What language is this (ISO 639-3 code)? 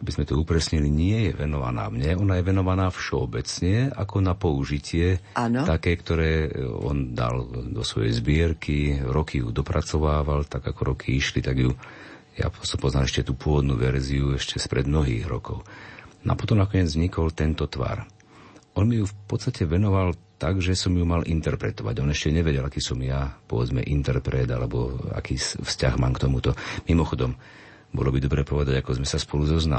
slk